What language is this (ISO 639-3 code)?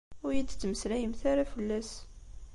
kab